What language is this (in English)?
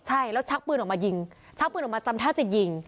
Thai